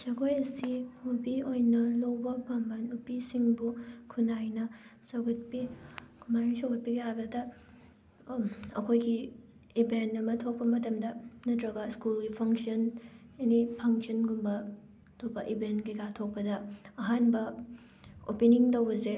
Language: Manipuri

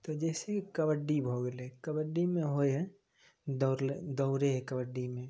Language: Maithili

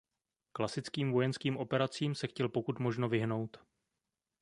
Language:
Czech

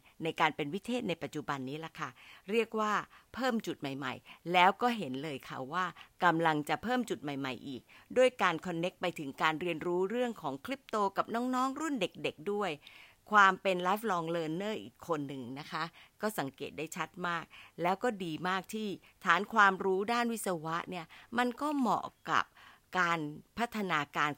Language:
Thai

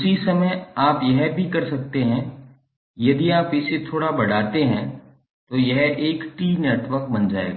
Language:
Hindi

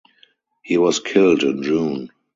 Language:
English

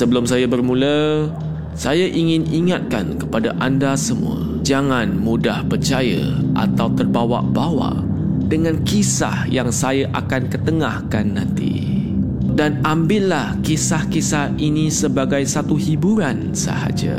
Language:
Malay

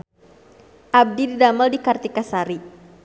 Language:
Sundanese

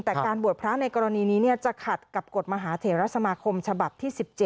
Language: Thai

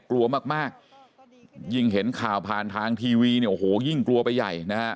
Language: Thai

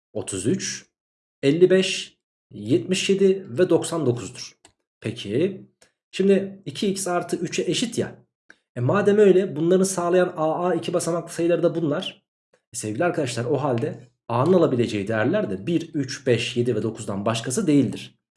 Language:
Turkish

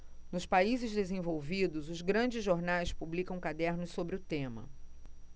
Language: Portuguese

